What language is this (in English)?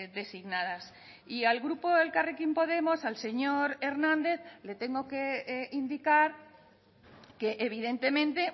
Spanish